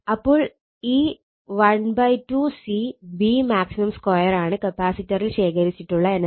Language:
Malayalam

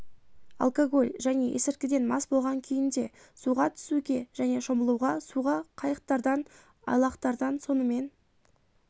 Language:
Kazakh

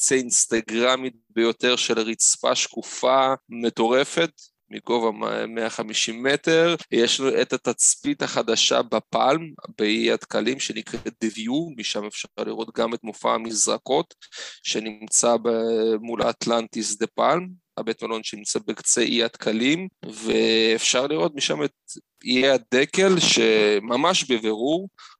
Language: Hebrew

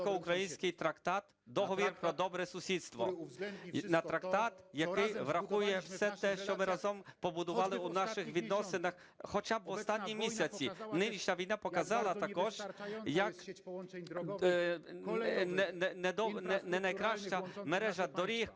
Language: Ukrainian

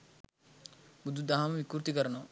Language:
Sinhala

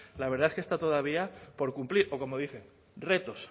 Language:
Spanish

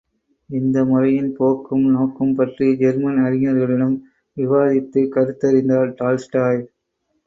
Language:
Tamil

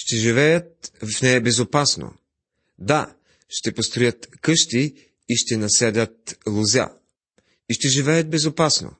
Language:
Bulgarian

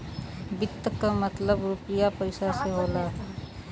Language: Bhojpuri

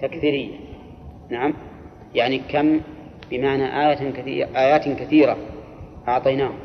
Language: Arabic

